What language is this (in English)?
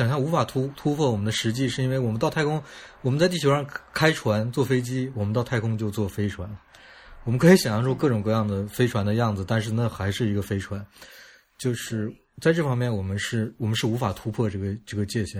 Chinese